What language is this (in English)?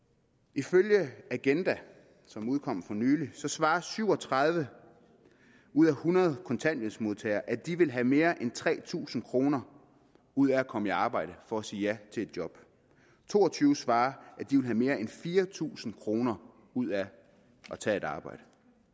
Danish